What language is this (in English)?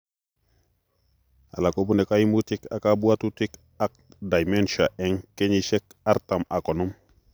Kalenjin